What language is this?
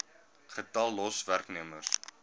Afrikaans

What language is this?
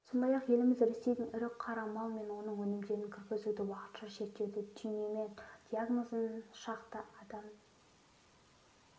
Kazakh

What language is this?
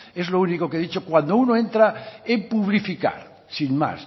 Spanish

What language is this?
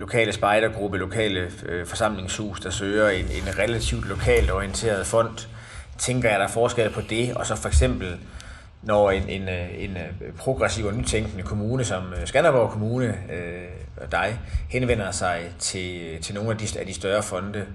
Danish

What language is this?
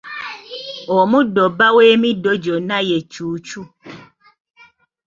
Ganda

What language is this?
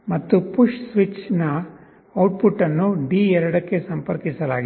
Kannada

